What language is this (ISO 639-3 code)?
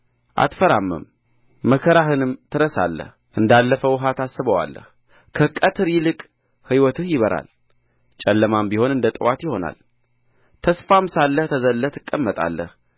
amh